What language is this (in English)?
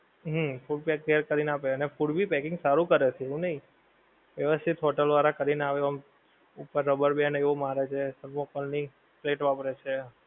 Gujarati